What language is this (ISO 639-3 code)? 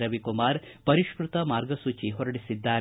kan